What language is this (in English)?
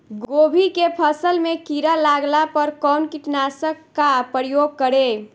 Bhojpuri